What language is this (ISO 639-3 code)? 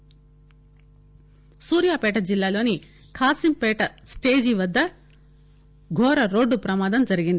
tel